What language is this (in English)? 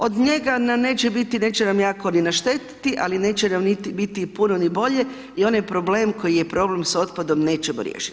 Croatian